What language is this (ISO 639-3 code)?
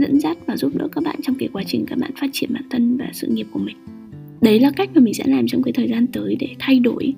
vie